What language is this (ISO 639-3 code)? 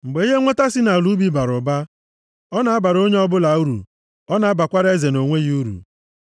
ibo